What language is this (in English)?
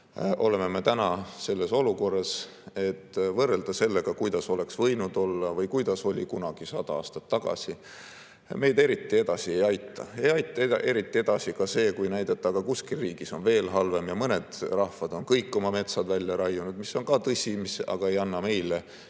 Estonian